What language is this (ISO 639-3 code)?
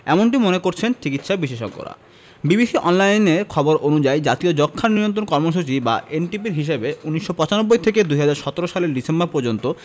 ben